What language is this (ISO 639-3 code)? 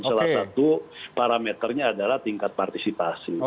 ind